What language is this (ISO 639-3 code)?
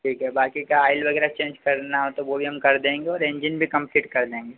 hin